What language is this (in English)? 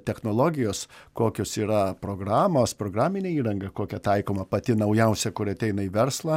Lithuanian